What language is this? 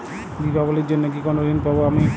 Bangla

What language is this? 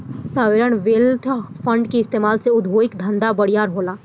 Bhojpuri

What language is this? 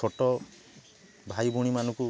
Odia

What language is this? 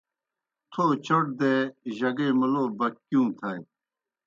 Kohistani Shina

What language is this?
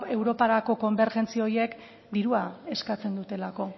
Basque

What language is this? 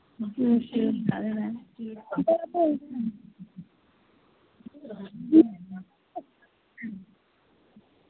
Dogri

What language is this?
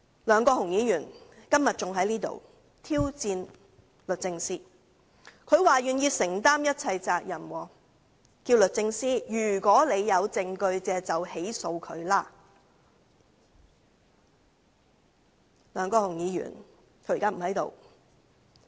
Cantonese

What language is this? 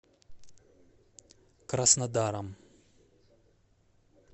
Russian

